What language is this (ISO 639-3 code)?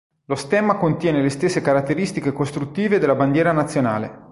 ita